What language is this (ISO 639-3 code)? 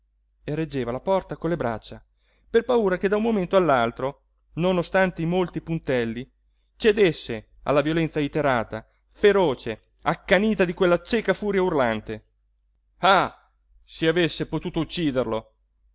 ita